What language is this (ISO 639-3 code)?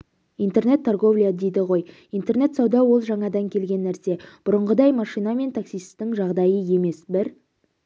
kaz